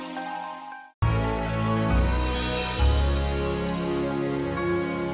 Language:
Indonesian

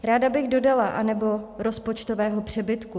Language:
Czech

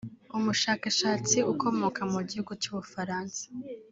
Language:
Kinyarwanda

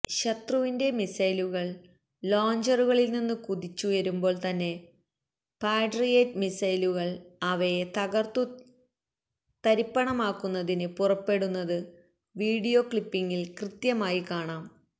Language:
Malayalam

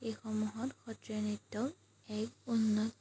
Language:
Assamese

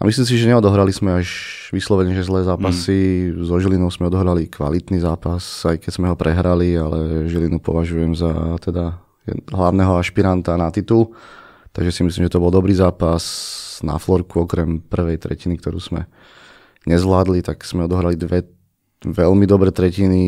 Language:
Slovak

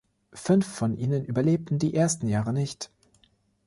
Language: German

